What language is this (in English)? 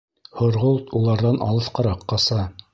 Bashkir